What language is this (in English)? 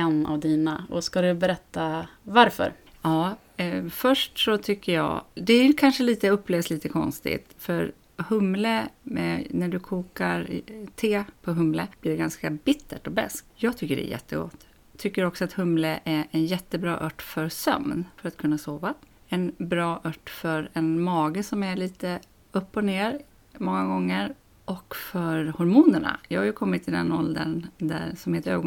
Swedish